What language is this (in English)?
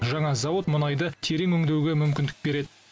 Kazakh